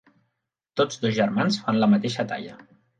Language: Catalan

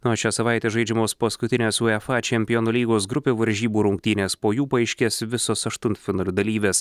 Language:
Lithuanian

